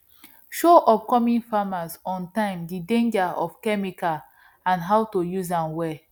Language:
Nigerian Pidgin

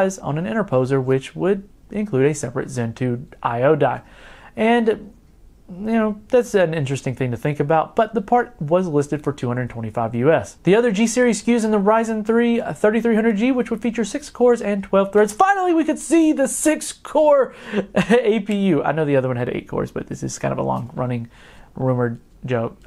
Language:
English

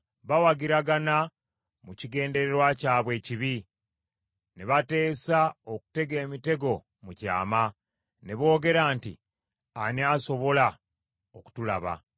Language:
Ganda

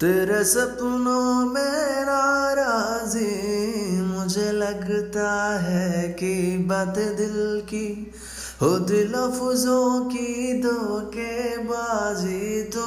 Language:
Telugu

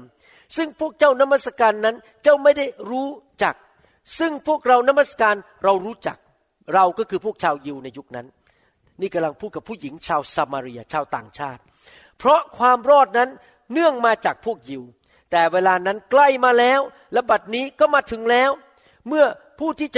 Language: Thai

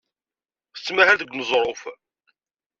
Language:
Kabyle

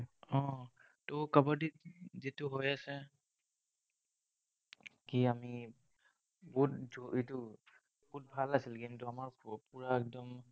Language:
Assamese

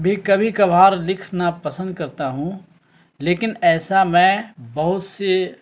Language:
Urdu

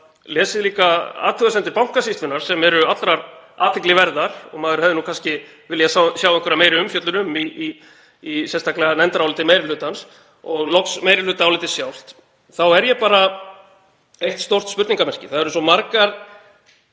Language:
Icelandic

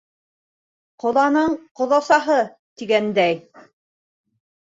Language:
Bashkir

